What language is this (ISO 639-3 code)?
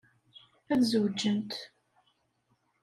kab